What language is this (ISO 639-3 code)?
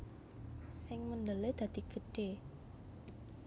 jav